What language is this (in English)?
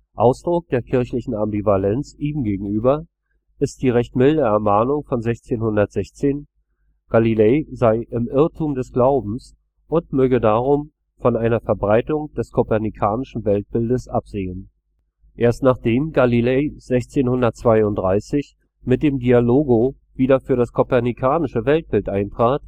German